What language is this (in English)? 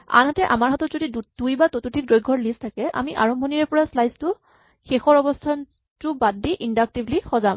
Assamese